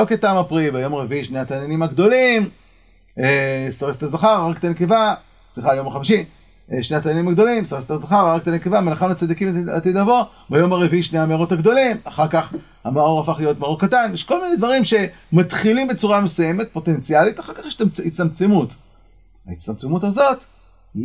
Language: Hebrew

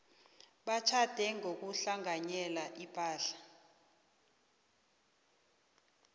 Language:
South Ndebele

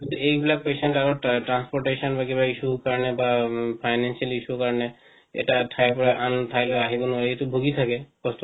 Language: Assamese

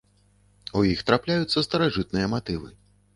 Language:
Belarusian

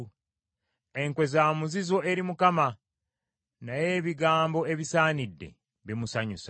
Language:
Ganda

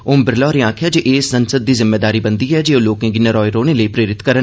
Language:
Dogri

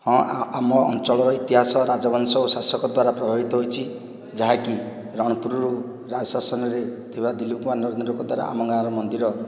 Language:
Odia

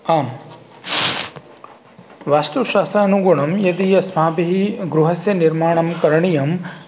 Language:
Sanskrit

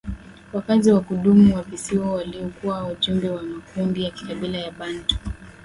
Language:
Swahili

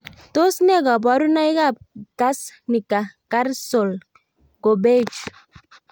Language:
Kalenjin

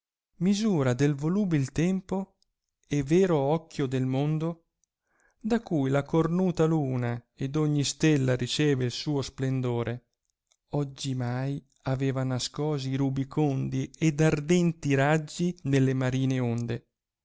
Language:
Italian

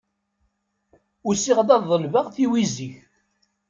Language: Kabyle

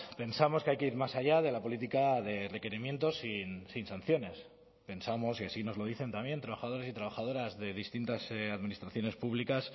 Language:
Spanish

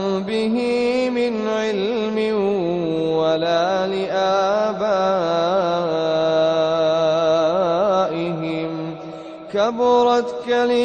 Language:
Arabic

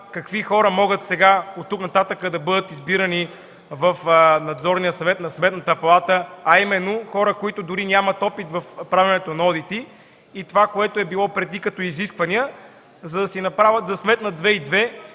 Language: Bulgarian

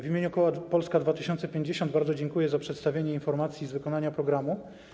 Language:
Polish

